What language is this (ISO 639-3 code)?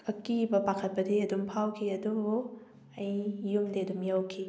mni